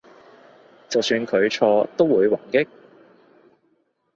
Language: Cantonese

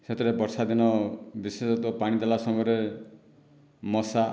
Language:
Odia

